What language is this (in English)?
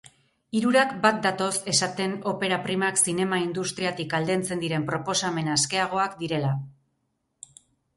Basque